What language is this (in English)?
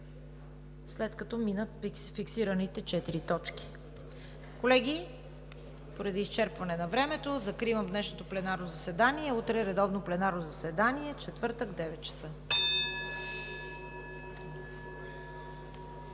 Bulgarian